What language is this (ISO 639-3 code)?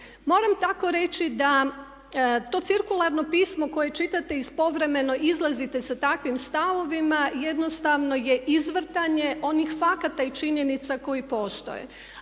hrv